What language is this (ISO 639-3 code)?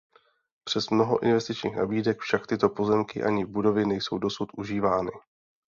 ces